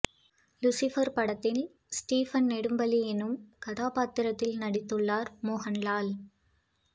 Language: Tamil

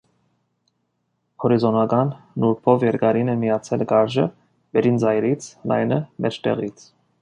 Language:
Armenian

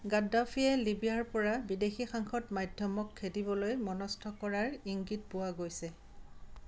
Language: Assamese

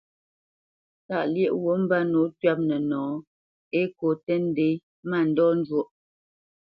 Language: Bamenyam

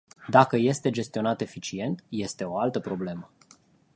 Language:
Romanian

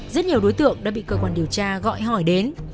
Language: Vietnamese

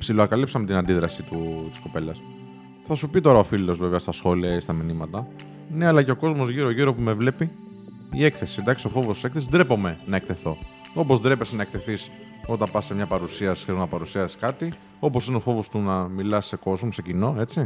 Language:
Greek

